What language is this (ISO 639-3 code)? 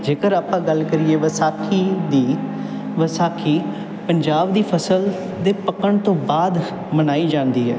pan